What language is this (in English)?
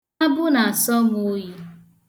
Igbo